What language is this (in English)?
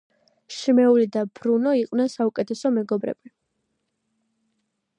Georgian